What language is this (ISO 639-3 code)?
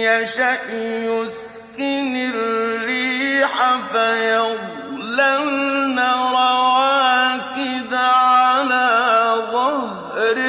ara